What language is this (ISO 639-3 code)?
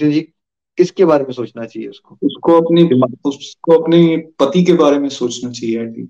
hin